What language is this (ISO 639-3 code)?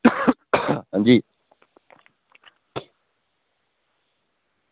doi